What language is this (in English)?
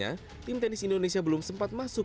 Indonesian